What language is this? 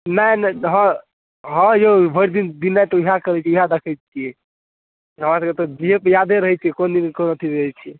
Maithili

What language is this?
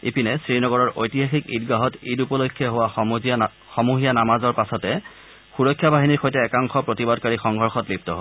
Assamese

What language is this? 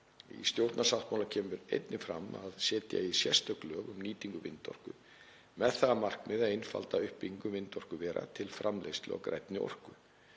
Icelandic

